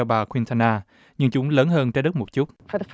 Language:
Vietnamese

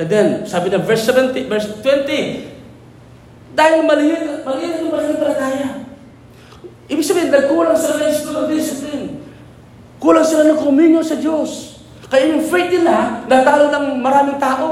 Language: Filipino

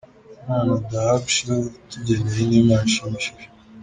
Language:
Kinyarwanda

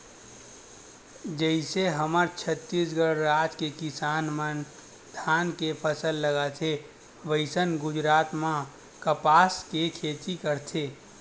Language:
Chhattisgarhi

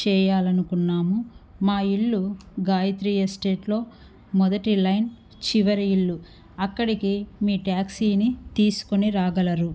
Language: Telugu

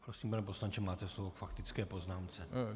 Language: Czech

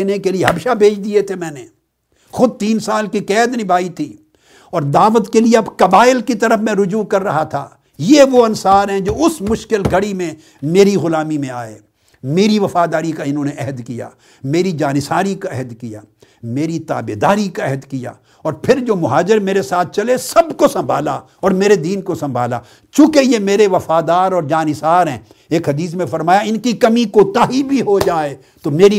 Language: Urdu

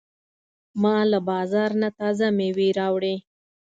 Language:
Pashto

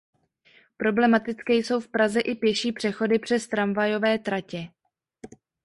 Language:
Czech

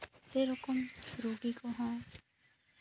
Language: Santali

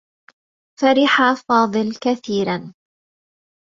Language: Arabic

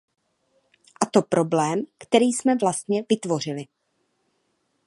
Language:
Czech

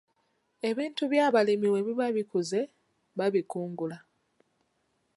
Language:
Ganda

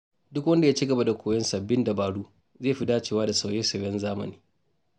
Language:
Hausa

